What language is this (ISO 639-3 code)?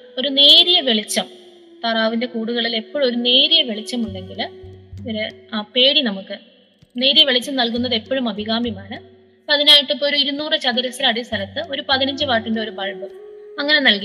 mal